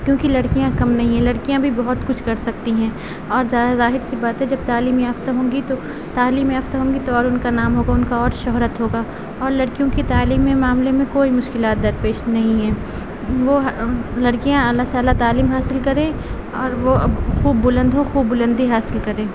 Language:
Urdu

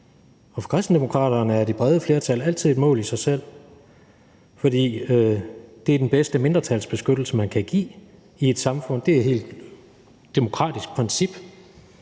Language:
Danish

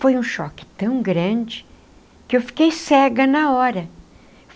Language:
Portuguese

